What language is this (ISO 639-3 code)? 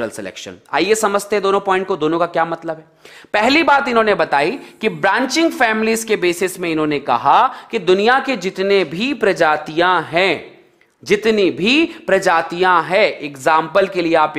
hin